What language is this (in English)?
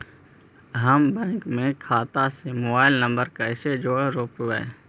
Magahi